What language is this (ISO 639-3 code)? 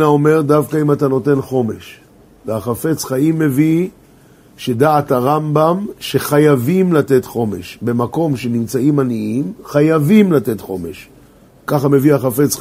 heb